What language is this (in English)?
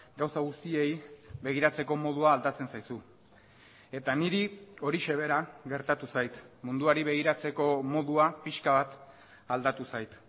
Basque